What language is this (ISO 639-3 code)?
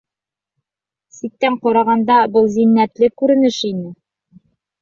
bak